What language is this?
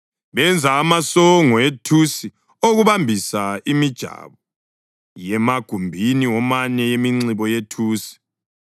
North Ndebele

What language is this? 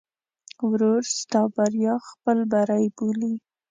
Pashto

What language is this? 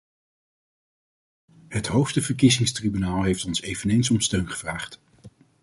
Dutch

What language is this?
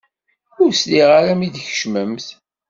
Kabyle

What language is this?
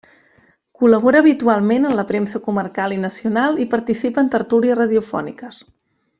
Catalan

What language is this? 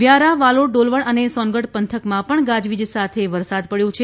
Gujarati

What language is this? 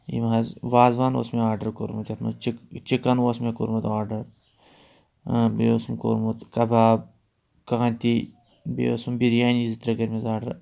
Kashmiri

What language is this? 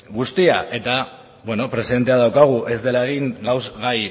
Basque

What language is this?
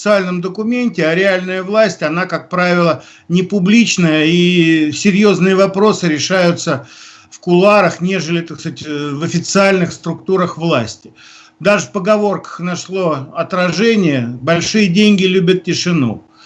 Russian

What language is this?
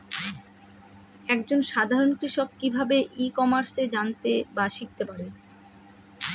Bangla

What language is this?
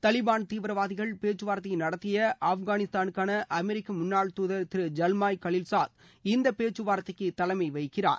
Tamil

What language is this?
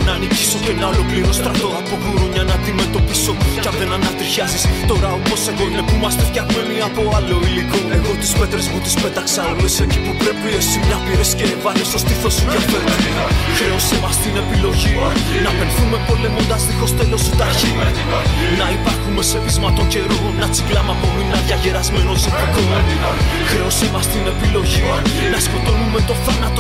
Greek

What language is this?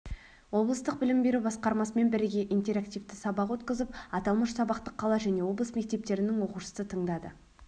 Kazakh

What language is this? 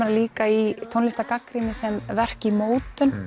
Icelandic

